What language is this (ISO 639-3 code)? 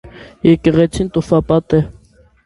hye